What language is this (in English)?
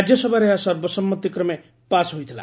Odia